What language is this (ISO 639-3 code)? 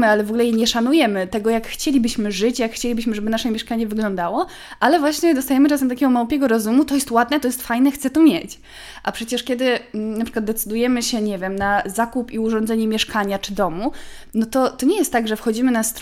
pol